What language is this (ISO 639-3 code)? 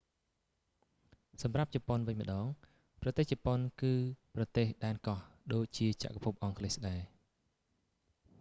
khm